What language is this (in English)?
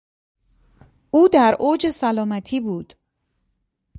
Persian